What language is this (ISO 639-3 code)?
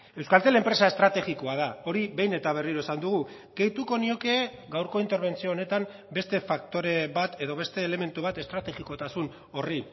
eus